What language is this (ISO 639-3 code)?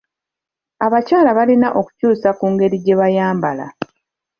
lug